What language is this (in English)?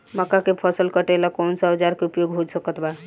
Bhojpuri